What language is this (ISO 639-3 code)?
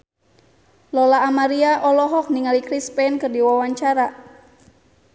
sun